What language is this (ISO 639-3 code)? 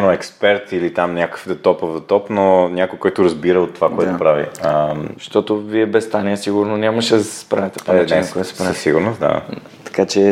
bul